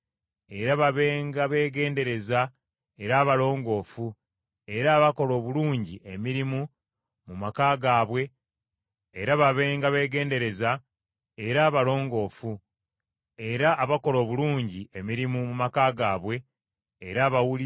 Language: Ganda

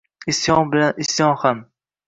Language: Uzbek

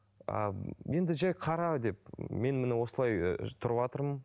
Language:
Kazakh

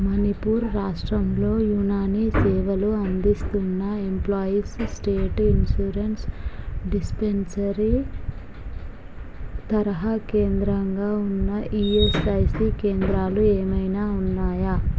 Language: Telugu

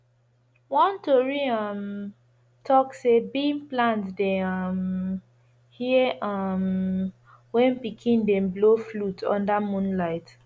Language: Nigerian Pidgin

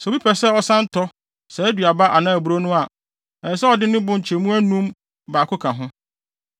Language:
Akan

